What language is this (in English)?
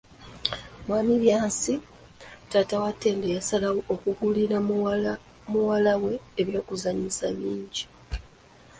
Ganda